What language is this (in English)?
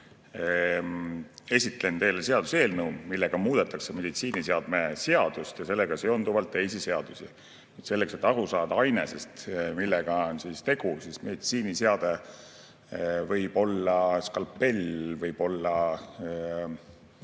Estonian